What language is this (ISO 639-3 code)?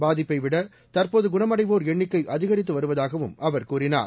tam